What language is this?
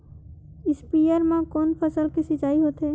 Chhattisgarhi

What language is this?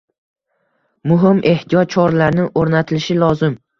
Uzbek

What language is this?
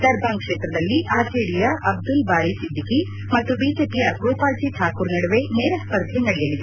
Kannada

